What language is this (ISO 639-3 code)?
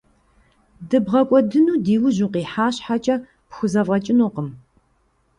kbd